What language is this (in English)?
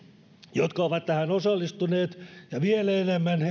Finnish